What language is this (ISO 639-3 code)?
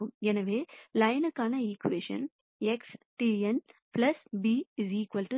tam